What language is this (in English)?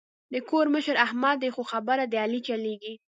Pashto